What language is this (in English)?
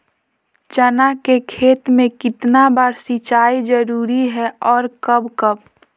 Magahi